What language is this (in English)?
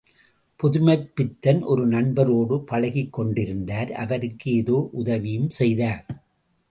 Tamil